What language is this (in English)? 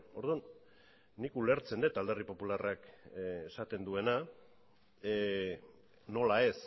Basque